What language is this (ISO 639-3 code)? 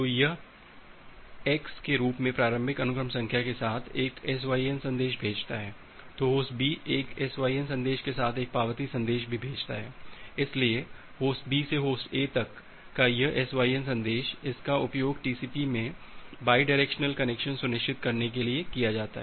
hin